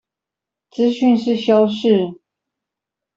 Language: Chinese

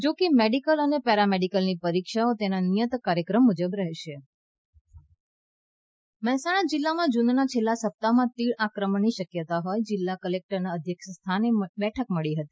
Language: Gujarati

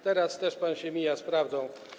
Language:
Polish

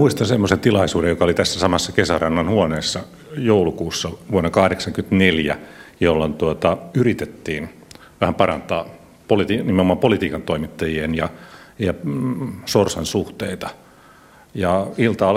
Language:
Finnish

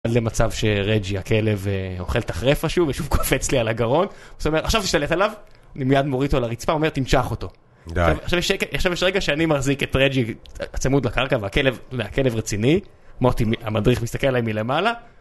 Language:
Hebrew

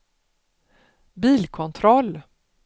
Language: Swedish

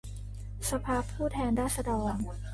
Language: Thai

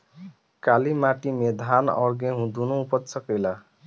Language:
Bhojpuri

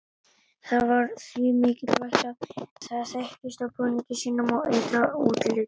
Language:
Icelandic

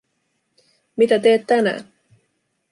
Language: Finnish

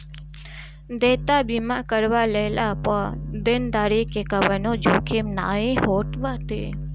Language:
Bhojpuri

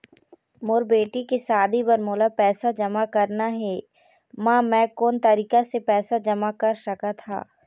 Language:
Chhattisgarhi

